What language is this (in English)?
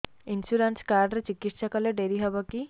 Odia